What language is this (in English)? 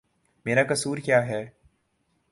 Urdu